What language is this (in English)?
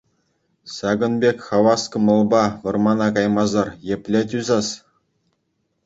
Chuvash